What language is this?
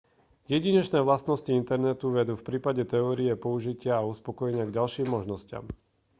Slovak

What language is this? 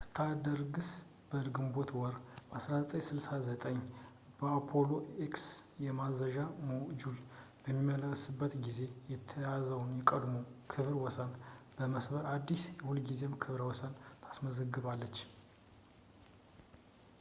Amharic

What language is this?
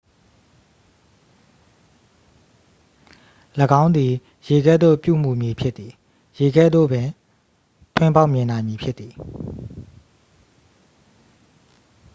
Burmese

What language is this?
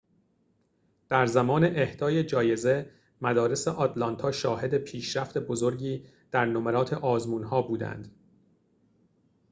Persian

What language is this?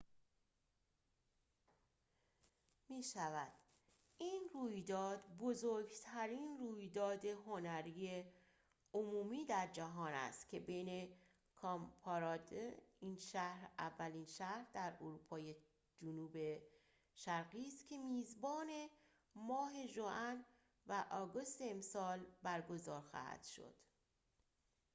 Persian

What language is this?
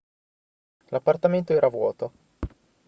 Italian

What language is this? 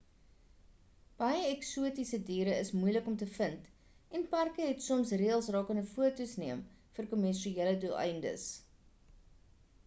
Afrikaans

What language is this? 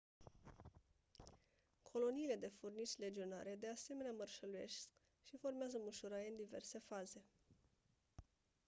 Romanian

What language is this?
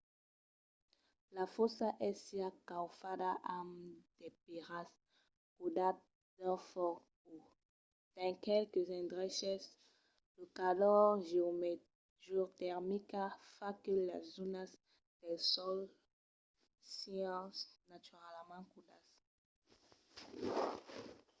Occitan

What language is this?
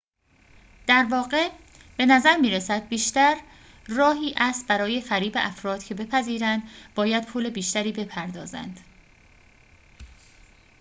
Persian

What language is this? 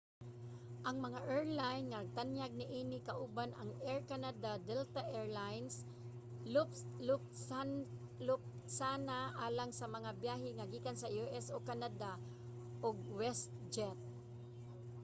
Cebuano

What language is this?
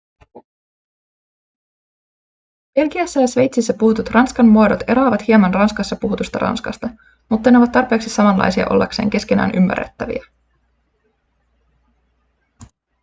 Finnish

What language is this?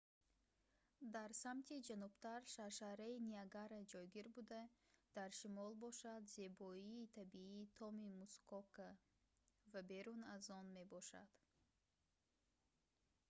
Tajik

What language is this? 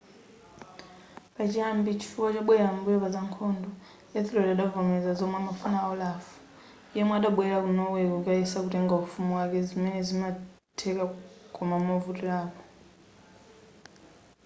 Nyanja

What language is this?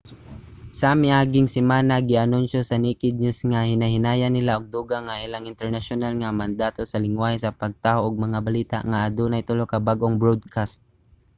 Cebuano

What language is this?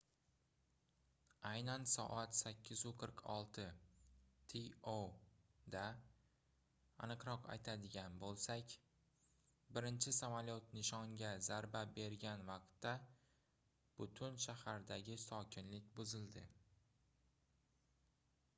Uzbek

